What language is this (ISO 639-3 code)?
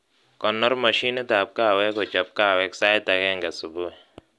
kln